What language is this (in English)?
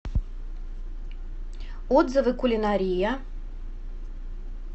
Russian